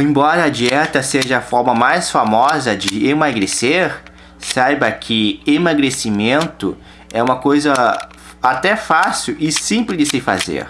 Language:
Portuguese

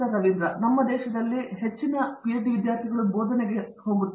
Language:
Kannada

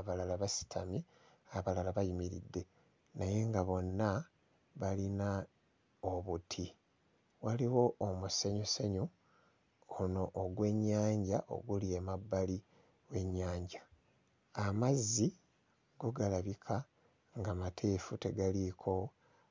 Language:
Ganda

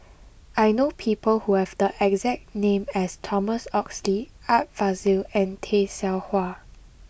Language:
English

